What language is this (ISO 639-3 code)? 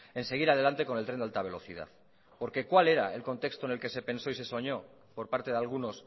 spa